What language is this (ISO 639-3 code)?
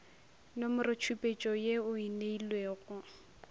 nso